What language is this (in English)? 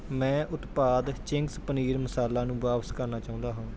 Punjabi